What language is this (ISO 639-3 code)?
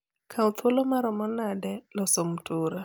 luo